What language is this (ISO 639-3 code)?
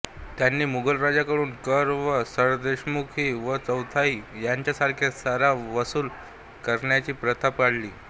mar